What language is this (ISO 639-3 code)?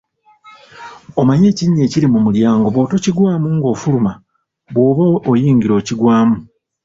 lug